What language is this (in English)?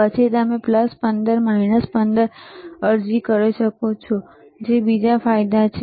Gujarati